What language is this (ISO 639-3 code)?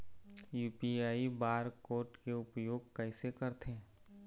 hne